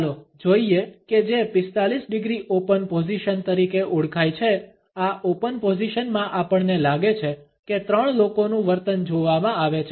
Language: Gujarati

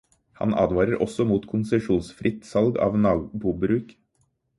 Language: Norwegian Bokmål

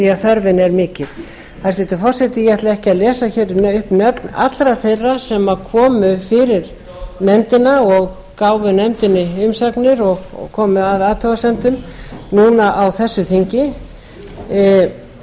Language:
Icelandic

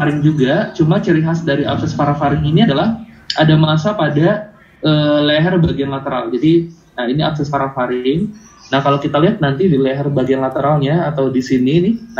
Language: Indonesian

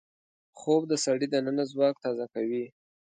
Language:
Pashto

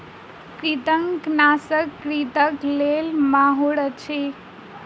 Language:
Maithili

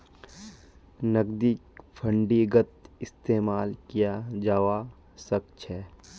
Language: Magahi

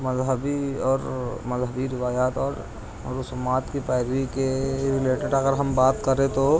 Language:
Urdu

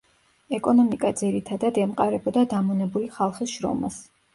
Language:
Georgian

